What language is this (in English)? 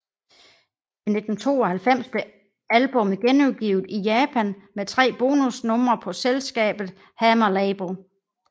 Danish